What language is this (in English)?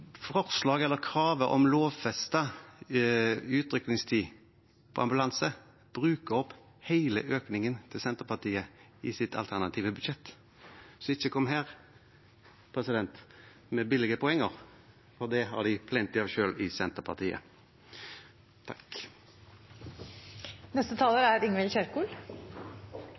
Norwegian Bokmål